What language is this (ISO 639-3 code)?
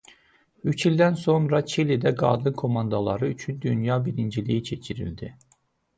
aze